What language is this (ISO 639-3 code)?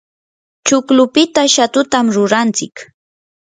qur